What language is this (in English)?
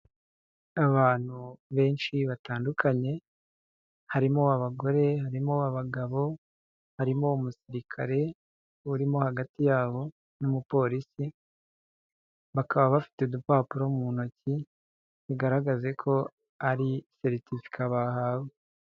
Kinyarwanda